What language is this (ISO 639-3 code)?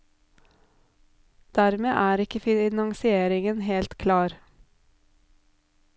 nor